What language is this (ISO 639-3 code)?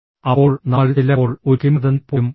mal